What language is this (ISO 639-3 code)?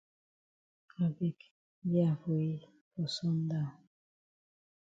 wes